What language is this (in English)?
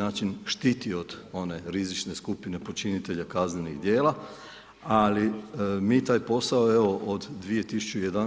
Croatian